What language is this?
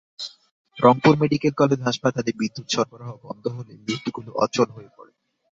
Bangla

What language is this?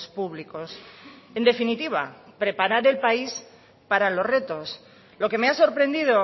Spanish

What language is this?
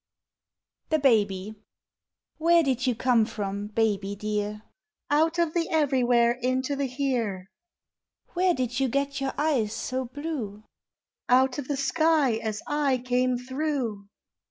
English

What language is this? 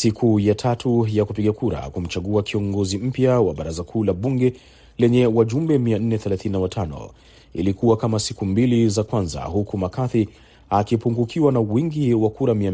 Swahili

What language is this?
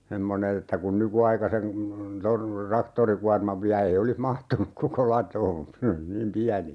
Finnish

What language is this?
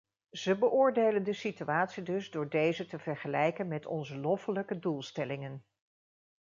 Dutch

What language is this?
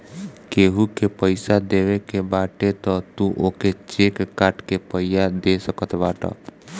Bhojpuri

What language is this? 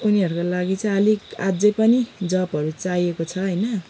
Nepali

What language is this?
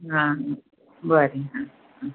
Konkani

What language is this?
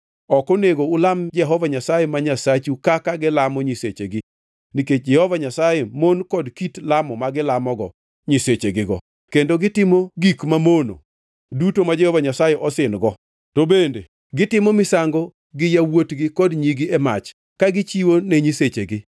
Luo (Kenya and Tanzania)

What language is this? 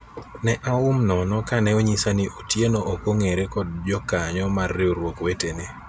Luo (Kenya and Tanzania)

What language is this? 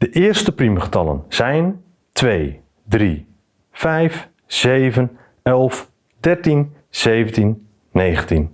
Dutch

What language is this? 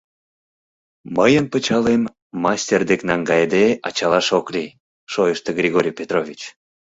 Mari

